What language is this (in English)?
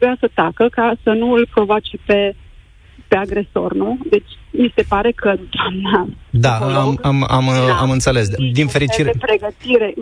Romanian